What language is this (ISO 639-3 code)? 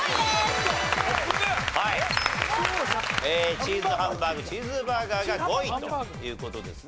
jpn